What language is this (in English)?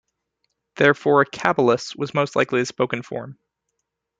English